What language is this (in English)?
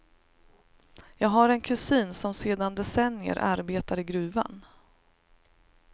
Swedish